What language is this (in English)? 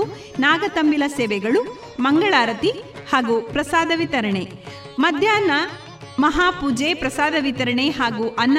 Kannada